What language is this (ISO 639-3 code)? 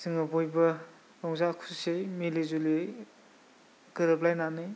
brx